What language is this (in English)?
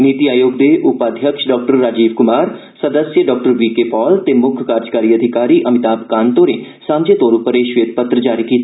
Dogri